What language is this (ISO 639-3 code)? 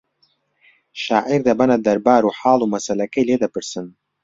ckb